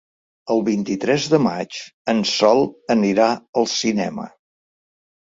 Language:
Catalan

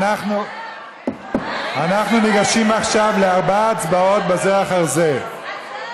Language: Hebrew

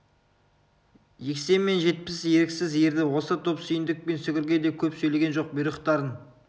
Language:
Kazakh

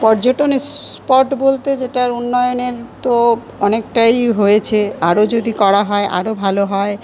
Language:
Bangla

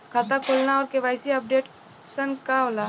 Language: Bhojpuri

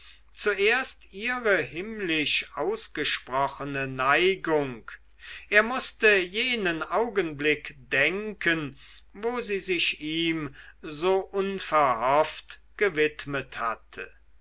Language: German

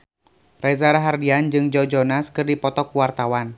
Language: Sundanese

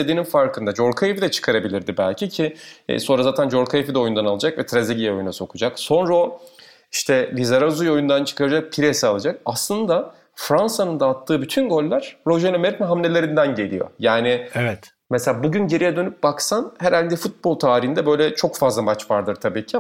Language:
Turkish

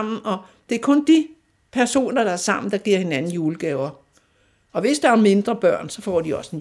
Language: Danish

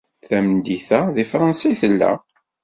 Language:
Kabyle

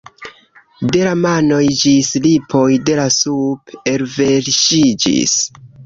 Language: Esperanto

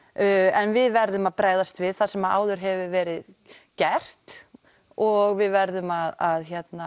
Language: Icelandic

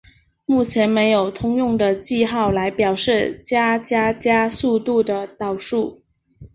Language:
Chinese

